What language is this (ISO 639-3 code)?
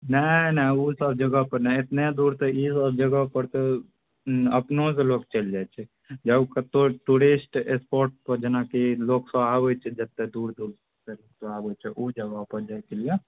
mai